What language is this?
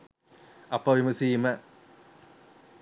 Sinhala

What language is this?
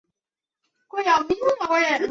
Chinese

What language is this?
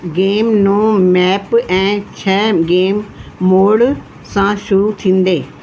Sindhi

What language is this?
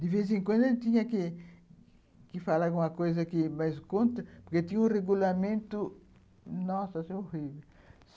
Portuguese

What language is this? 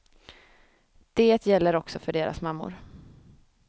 Swedish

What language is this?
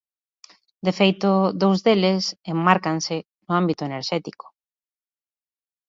Galician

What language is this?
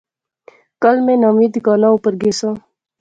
Pahari-Potwari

